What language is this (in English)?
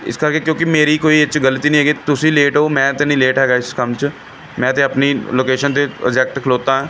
Punjabi